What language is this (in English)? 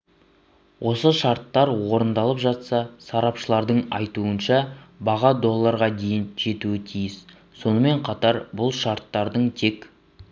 Kazakh